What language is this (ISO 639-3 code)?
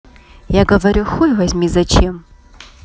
rus